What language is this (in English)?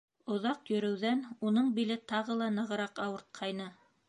Bashkir